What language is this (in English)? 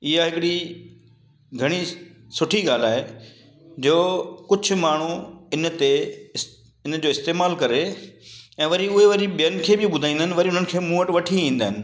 Sindhi